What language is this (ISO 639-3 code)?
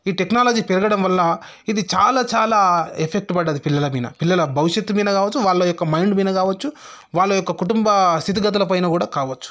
tel